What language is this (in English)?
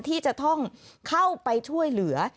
Thai